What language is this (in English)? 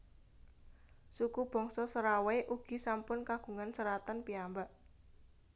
Javanese